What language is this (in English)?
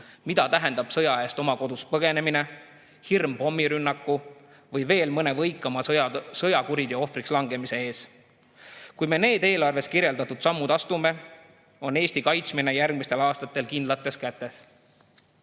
Estonian